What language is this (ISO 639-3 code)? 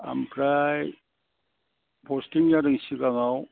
brx